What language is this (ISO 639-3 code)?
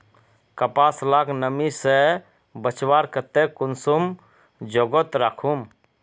mag